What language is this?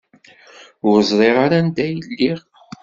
Kabyle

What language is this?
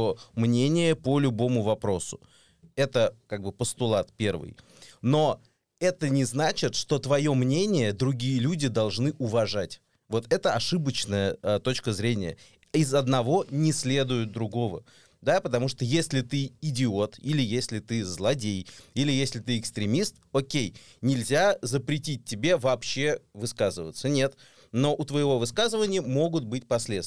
Russian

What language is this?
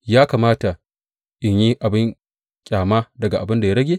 Hausa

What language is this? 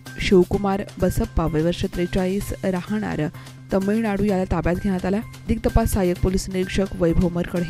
Romanian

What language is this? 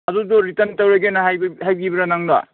Manipuri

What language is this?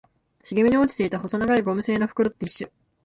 Japanese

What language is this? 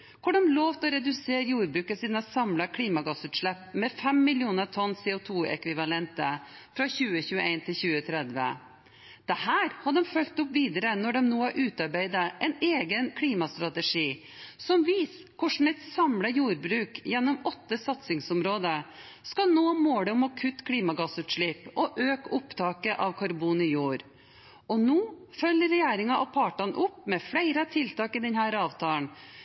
Norwegian Bokmål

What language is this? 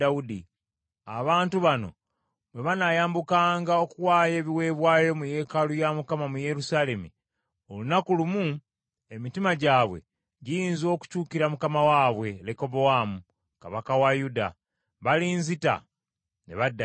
Ganda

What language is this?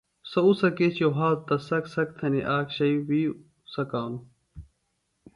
Phalura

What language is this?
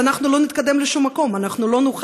Hebrew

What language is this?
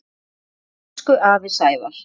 Icelandic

